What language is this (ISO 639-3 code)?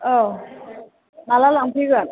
brx